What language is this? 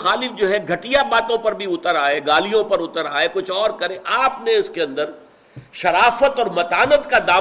Urdu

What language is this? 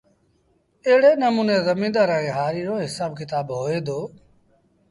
Sindhi Bhil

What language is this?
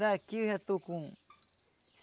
Portuguese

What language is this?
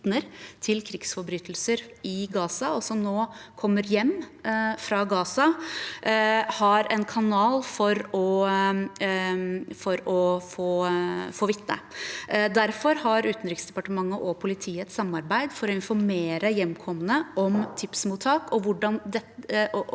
Norwegian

